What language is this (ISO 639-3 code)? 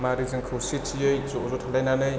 brx